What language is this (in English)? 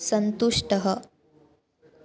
Sanskrit